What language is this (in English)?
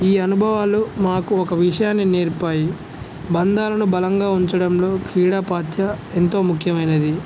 Telugu